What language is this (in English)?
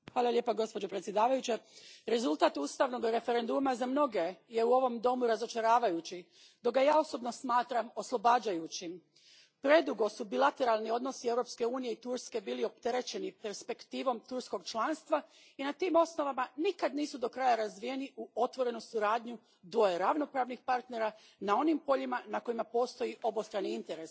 Croatian